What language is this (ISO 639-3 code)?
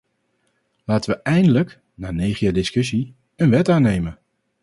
nld